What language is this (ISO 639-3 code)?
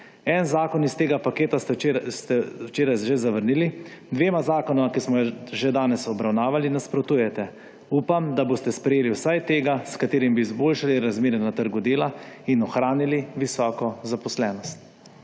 slv